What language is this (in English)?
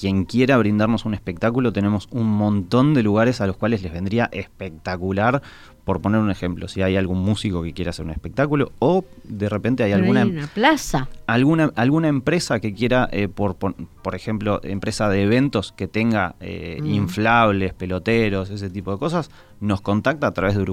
Spanish